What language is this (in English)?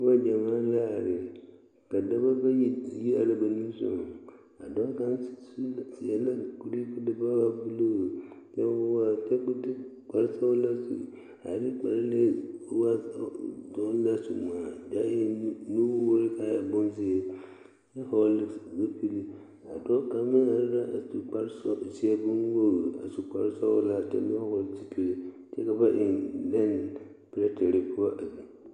Southern Dagaare